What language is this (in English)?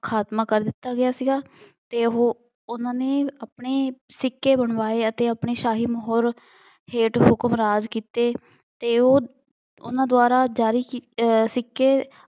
Punjabi